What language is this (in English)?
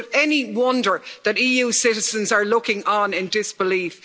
English